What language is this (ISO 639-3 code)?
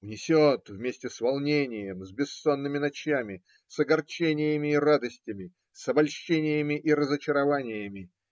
rus